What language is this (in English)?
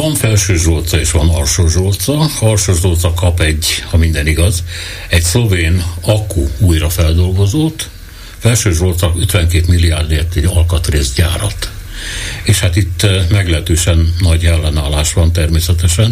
Hungarian